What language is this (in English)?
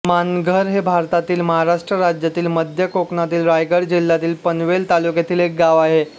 Marathi